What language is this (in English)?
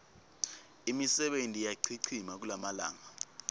Swati